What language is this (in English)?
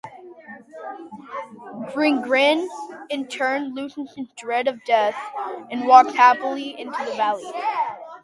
English